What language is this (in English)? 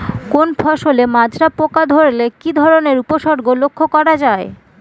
Bangla